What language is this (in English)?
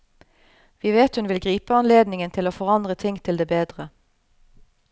Norwegian